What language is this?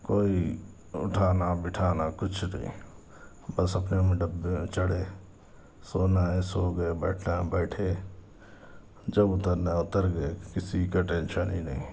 Urdu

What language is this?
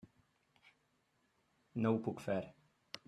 Catalan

